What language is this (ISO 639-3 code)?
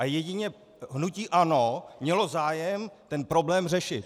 ces